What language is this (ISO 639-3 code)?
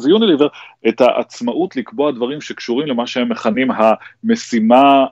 heb